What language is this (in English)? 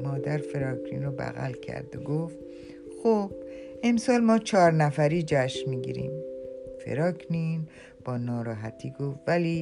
Persian